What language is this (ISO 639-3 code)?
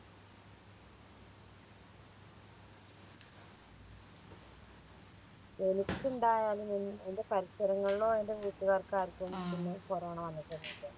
mal